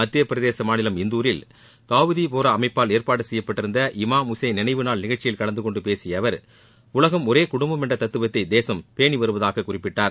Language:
Tamil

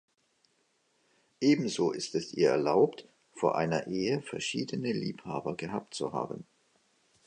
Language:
German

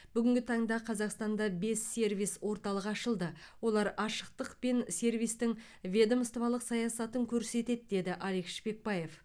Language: Kazakh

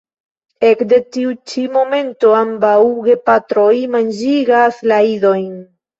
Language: Esperanto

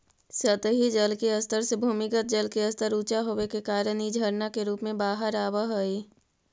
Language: Magahi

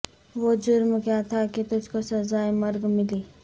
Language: Urdu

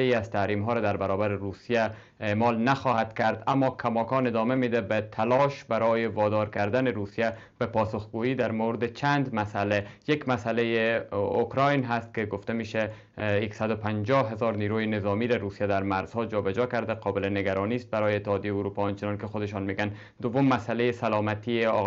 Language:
Persian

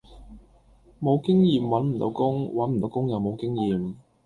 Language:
Cantonese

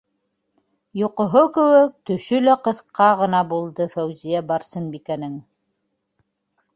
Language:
Bashkir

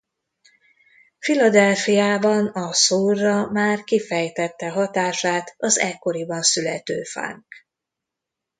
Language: Hungarian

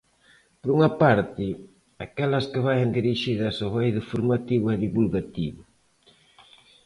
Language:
Galician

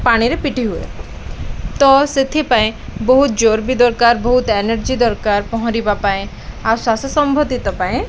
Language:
Odia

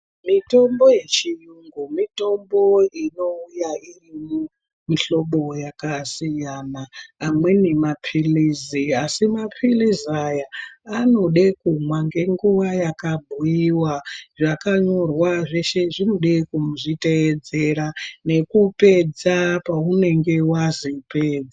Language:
Ndau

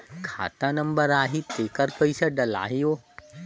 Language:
Chhattisgarhi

